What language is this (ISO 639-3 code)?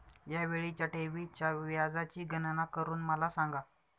mar